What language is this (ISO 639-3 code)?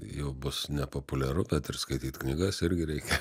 lit